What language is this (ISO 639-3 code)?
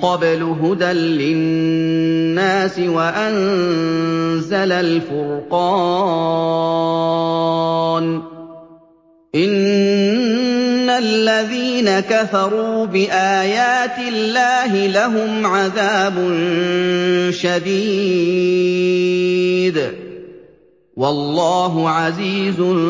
ara